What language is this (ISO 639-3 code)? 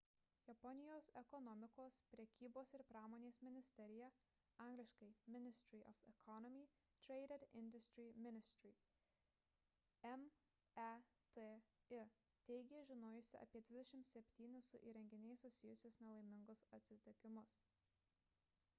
lit